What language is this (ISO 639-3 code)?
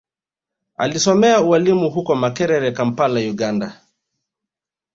swa